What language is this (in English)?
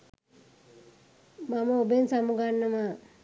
Sinhala